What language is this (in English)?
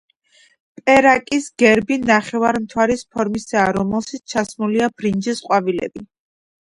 Georgian